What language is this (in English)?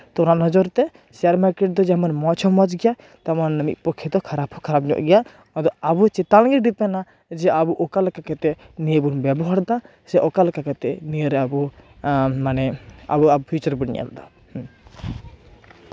Santali